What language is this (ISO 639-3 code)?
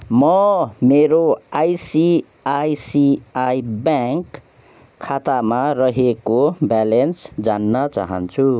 nep